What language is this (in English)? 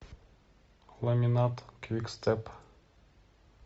Russian